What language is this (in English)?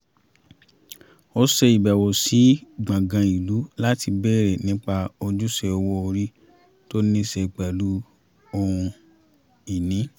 Yoruba